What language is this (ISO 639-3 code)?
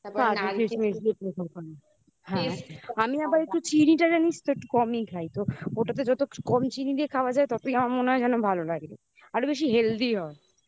ben